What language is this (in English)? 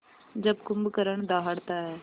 Hindi